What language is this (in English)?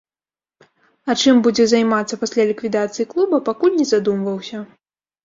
Belarusian